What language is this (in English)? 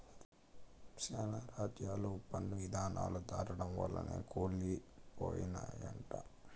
Telugu